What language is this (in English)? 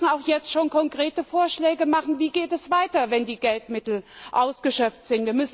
German